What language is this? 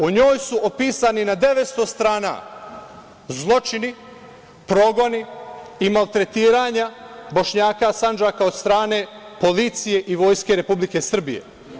Serbian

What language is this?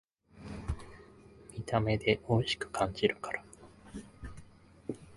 Japanese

